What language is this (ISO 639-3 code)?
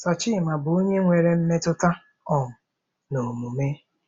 ibo